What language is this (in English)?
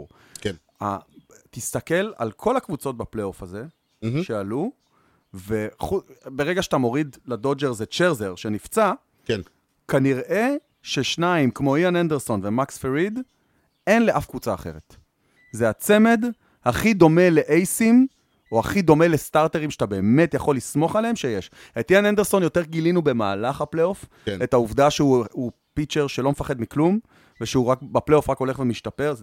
Hebrew